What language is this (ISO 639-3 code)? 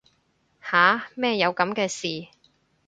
yue